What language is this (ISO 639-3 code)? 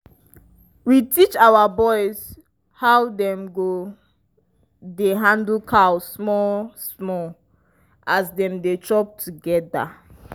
pcm